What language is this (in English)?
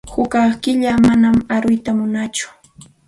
Santa Ana de Tusi Pasco Quechua